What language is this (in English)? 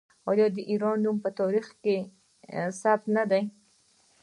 Pashto